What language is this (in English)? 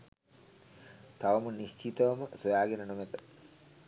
Sinhala